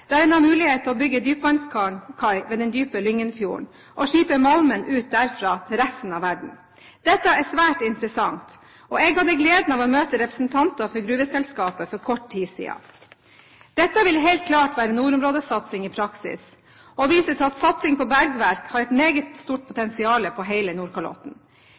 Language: Norwegian Bokmål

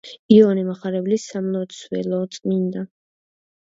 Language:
Georgian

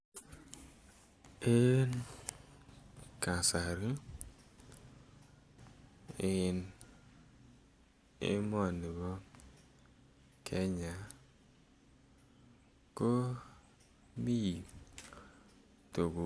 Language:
Kalenjin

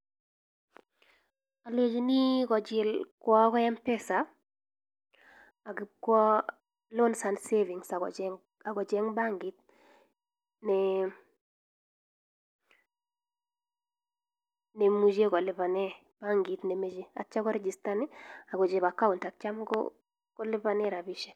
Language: Kalenjin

